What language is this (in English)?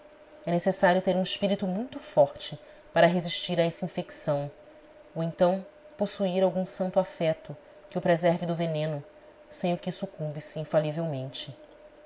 Portuguese